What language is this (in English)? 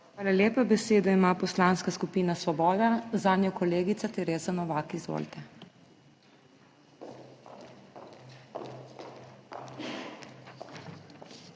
Slovenian